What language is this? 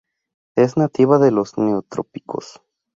Spanish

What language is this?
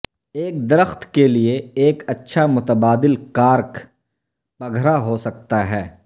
Urdu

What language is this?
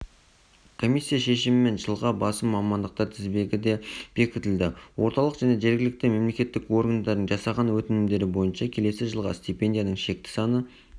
Kazakh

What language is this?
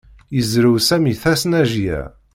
Kabyle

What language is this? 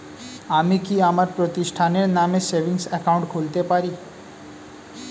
Bangla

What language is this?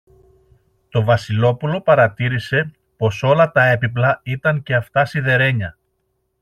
Greek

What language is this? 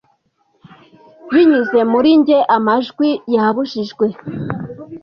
Kinyarwanda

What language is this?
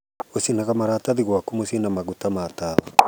Kikuyu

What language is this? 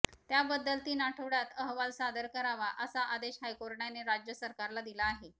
Marathi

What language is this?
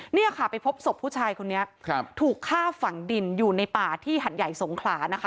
Thai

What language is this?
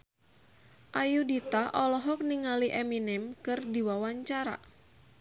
Sundanese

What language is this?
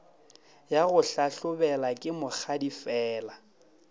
Northern Sotho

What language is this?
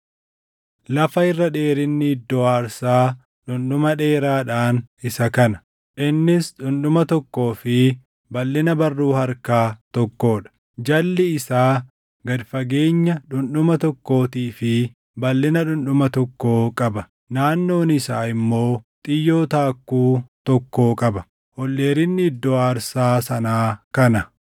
Oromo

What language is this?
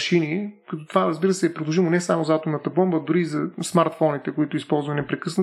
Bulgarian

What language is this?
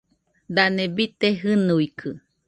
Nüpode Huitoto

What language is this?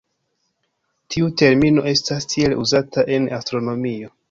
Esperanto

